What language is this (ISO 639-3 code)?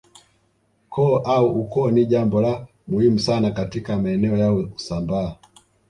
swa